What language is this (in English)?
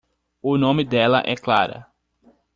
Portuguese